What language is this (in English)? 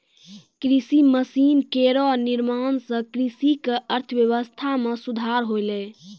Maithili